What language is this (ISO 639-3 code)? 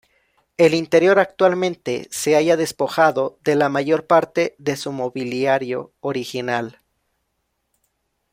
spa